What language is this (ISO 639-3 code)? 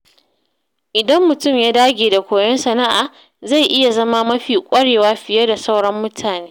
hau